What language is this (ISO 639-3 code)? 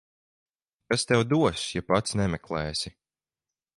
lav